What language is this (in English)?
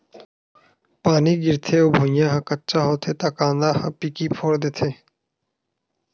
Chhattisgarhi